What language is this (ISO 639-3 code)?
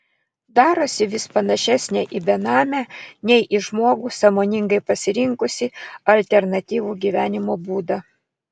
lit